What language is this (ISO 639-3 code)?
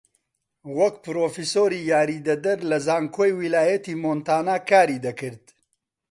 ckb